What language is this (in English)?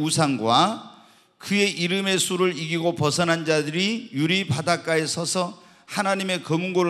Korean